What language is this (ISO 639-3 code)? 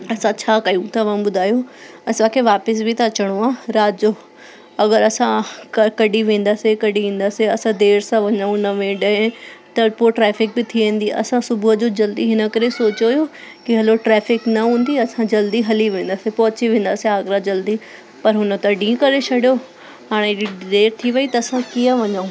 snd